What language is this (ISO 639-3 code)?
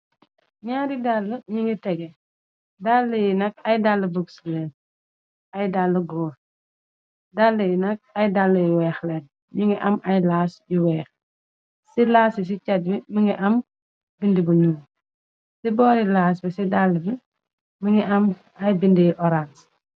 wol